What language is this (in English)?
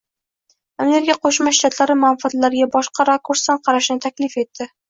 Uzbek